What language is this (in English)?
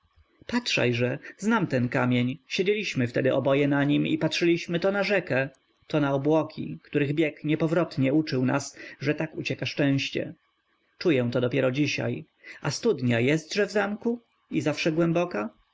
Polish